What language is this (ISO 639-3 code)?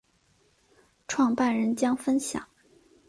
zho